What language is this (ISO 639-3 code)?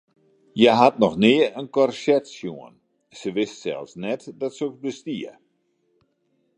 fry